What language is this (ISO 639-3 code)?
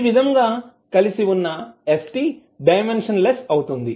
tel